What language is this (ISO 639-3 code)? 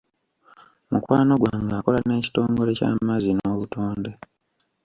lug